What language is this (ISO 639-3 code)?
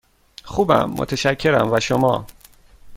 fas